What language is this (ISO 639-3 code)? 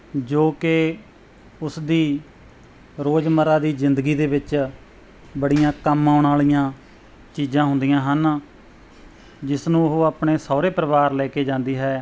pan